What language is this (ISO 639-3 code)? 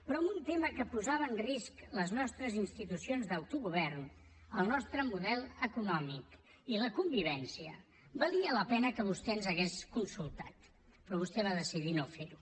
cat